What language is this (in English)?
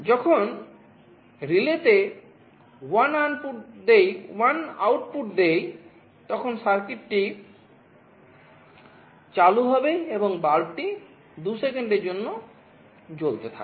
Bangla